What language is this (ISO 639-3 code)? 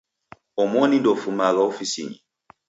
dav